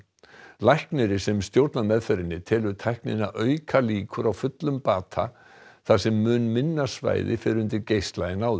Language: Icelandic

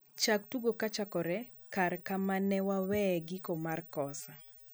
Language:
Luo (Kenya and Tanzania)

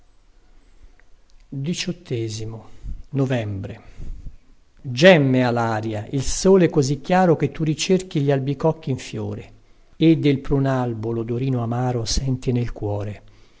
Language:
Italian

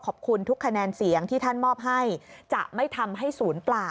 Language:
Thai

